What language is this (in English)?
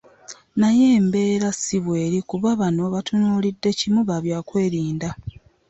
Ganda